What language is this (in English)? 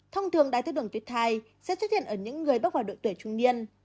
Vietnamese